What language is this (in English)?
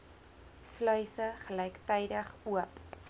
Afrikaans